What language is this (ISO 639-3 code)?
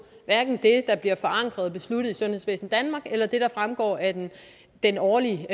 dan